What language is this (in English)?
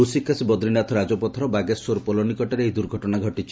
Odia